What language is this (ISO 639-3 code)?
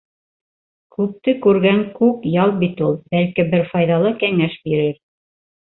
bak